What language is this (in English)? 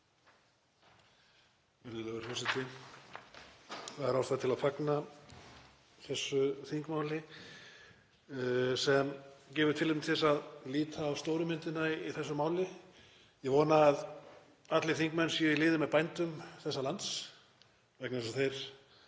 Icelandic